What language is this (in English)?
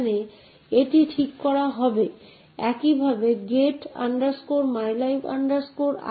Bangla